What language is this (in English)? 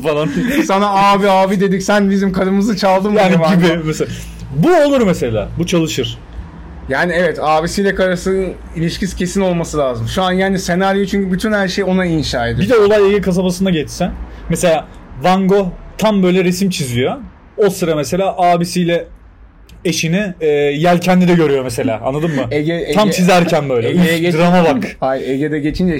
Turkish